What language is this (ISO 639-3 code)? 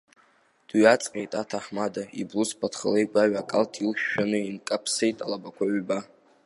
abk